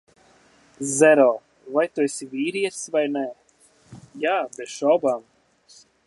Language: Latvian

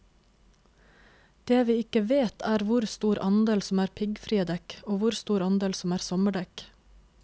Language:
Norwegian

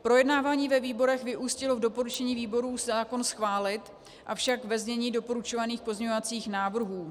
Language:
Czech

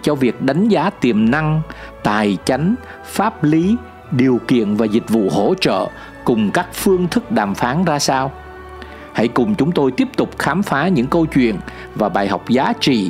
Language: Vietnamese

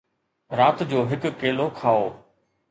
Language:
Sindhi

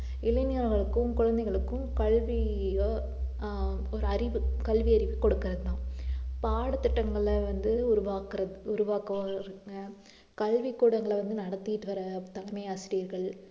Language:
Tamil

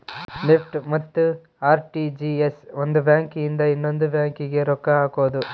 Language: Kannada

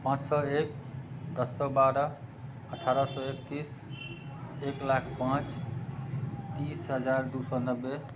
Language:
Maithili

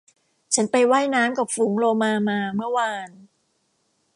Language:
Thai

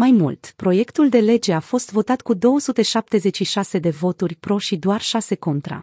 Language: Romanian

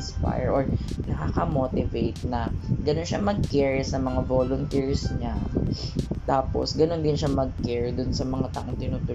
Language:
Filipino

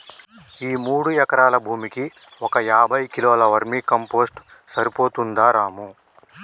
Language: Telugu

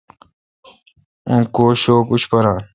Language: Kalkoti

